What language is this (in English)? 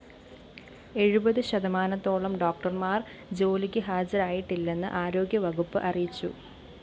Malayalam